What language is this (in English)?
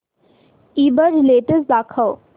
Marathi